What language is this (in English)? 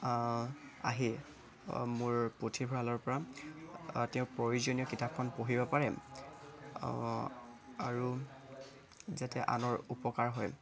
Assamese